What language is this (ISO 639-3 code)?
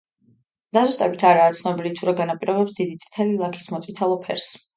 kat